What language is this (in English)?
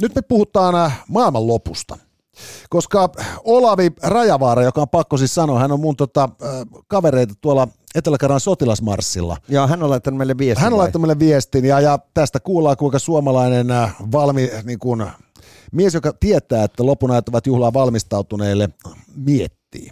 Finnish